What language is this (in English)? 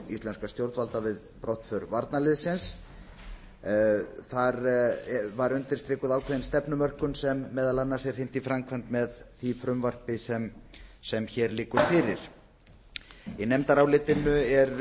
Icelandic